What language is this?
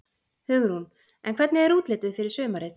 Icelandic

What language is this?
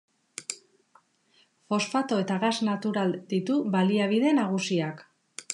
Basque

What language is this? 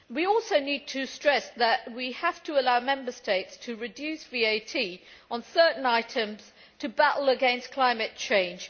English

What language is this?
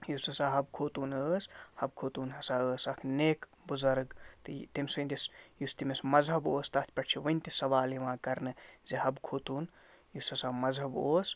Kashmiri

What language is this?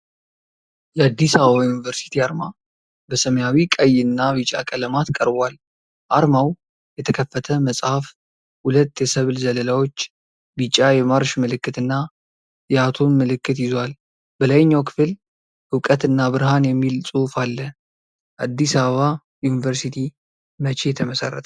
Amharic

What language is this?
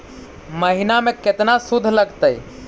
Magahi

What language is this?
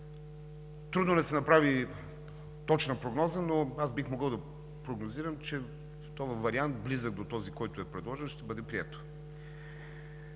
Bulgarian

